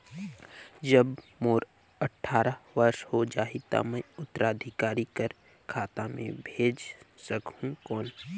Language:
Chhattisgarhi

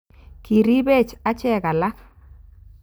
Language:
Kalenjin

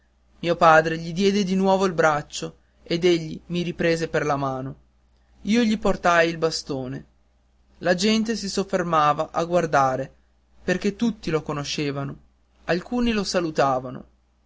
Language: Italian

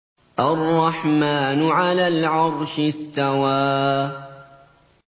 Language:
Arabic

